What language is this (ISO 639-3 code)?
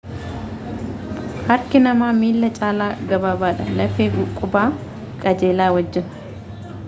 orm